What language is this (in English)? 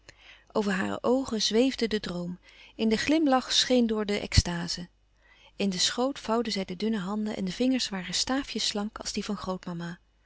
Dutch